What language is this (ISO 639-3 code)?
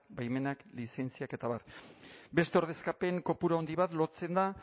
eus